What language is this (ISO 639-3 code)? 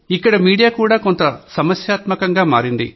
tel